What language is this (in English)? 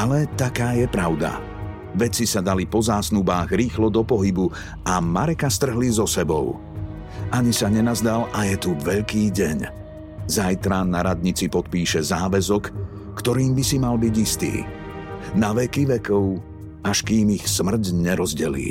Slovak